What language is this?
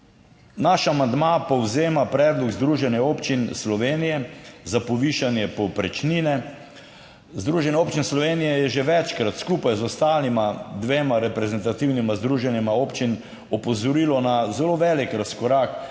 Slovenian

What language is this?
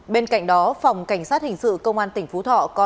Vietnamese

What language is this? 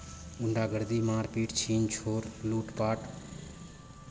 Maithili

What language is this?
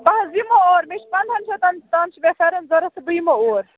Kashmiri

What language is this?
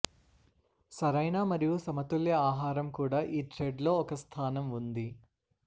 Telugu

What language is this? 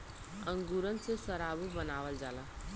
Bhojpuri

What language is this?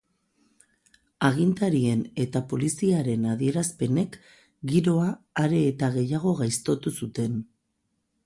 Basque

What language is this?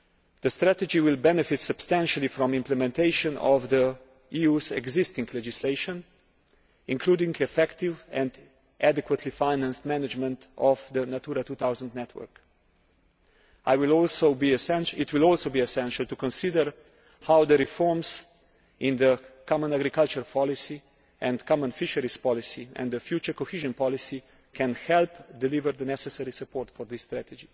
English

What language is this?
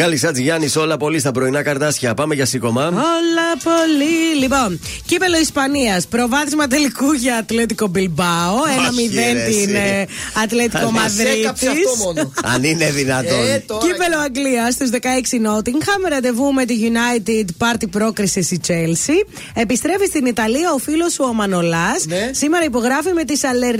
Greek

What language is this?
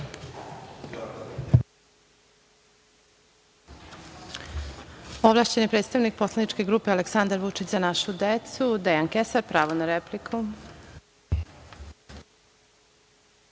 Serbian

